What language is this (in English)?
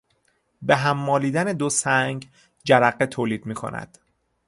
Persian